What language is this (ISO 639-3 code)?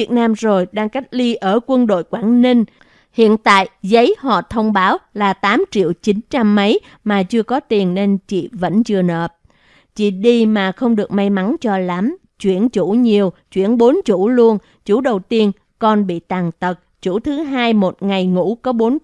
vie